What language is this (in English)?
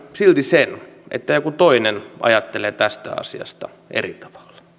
Finnish